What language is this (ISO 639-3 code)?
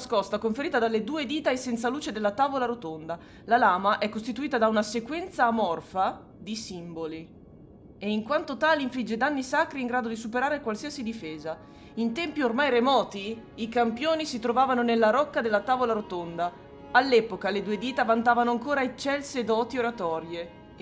ita